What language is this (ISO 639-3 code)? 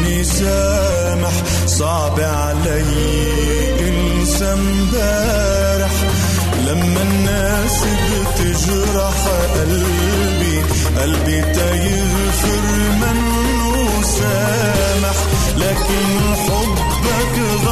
ara